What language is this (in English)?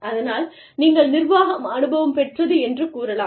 Tamil